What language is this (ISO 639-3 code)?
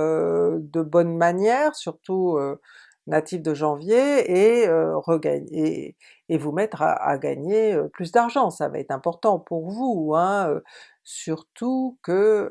fra